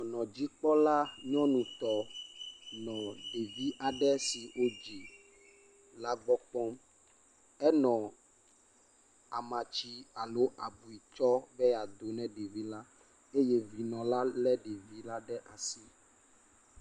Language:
Ewe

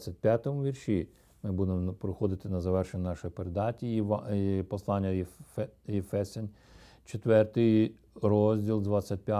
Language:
Ukrainian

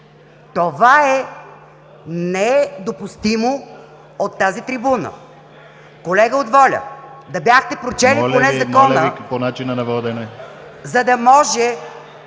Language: Bulgarian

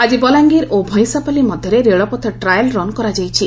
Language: Odia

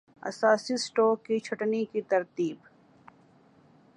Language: Urdu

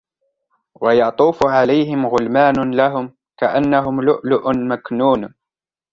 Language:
Arabic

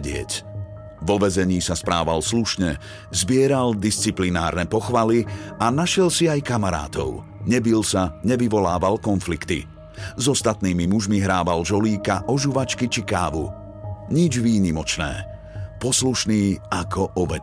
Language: Slovak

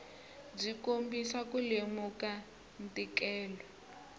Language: Tsonga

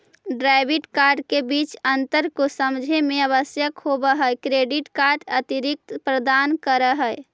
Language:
Magahi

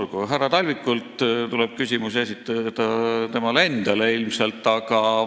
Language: Estonian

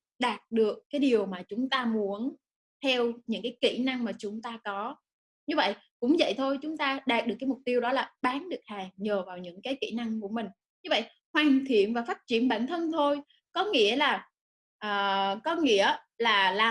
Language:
Vietnamese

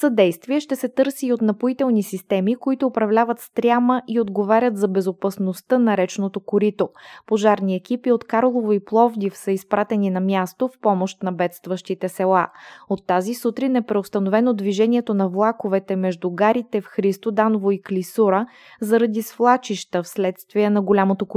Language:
Bulgarian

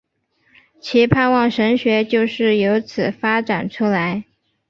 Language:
Chinese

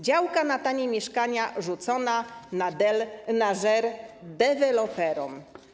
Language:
Polish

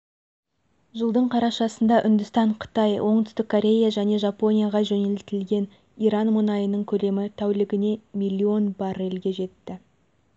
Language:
Kazakh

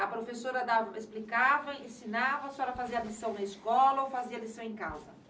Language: Portuguese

